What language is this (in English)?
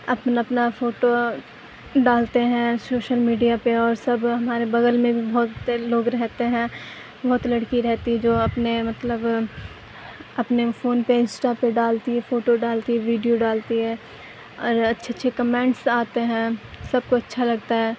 Urdu